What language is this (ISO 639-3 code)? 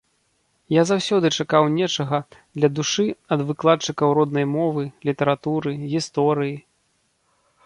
bel